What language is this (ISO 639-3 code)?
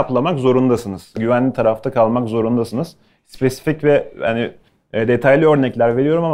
tur